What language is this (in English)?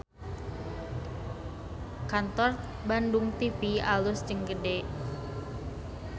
Sundanese